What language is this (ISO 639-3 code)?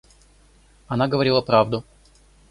rus